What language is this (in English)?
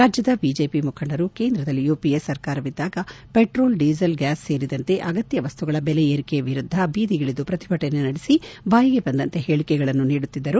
Kannada